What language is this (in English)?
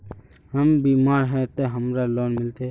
Magahi